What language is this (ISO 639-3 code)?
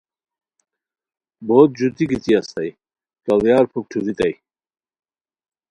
khw